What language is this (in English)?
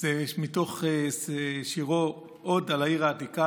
Hebrew